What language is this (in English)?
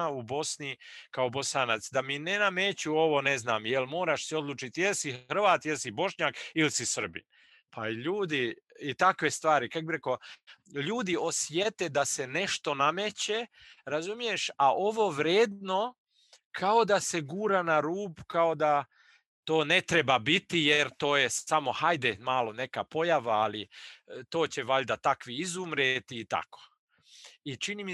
Croatian